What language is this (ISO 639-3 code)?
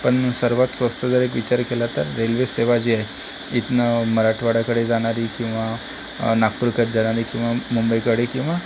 mar